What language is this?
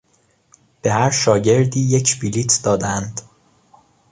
Persian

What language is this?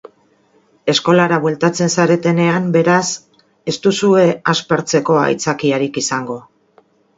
Basque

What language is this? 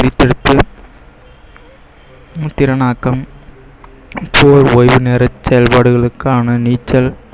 Tamil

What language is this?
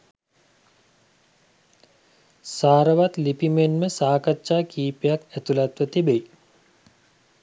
Sinhala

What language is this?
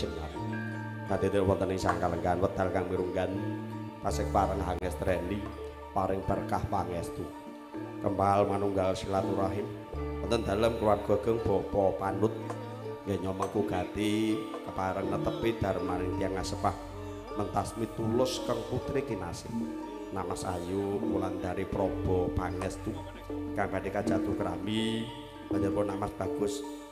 Indonesian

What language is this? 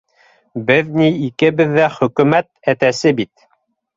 Bashkir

